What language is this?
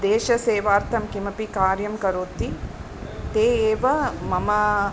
Sanskrit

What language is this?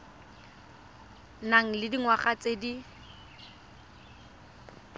Tswana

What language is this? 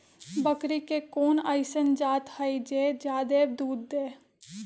Magahi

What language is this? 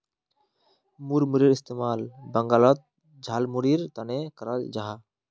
Magahi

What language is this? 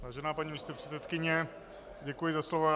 Czech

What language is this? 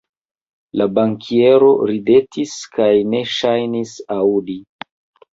Esperanto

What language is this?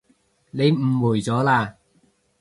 Cantonese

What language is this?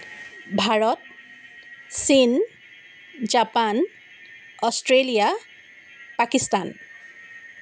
Assamese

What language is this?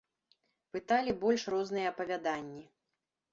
Belarusian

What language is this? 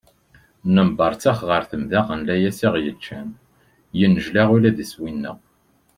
Kabyle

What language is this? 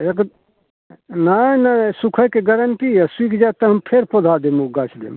Maithili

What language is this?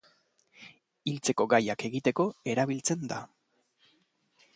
Basque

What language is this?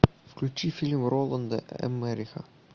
Russian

